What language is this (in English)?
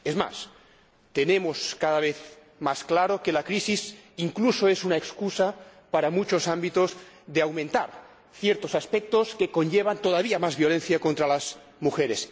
Spanish